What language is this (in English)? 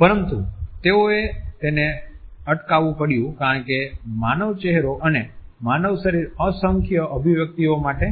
Gujarati